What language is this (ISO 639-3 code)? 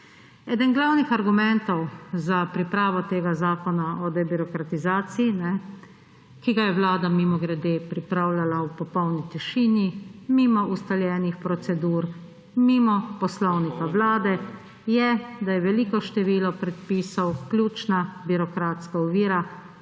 slv